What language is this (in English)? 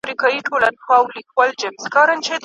Pashto